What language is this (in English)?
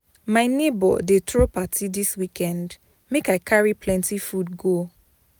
Nigerian Pidgin